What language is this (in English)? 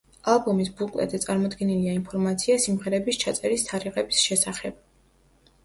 Georgian